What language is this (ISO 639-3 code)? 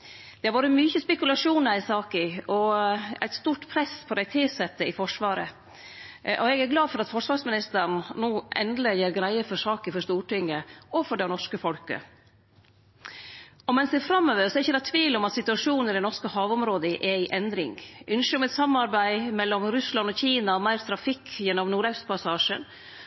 nno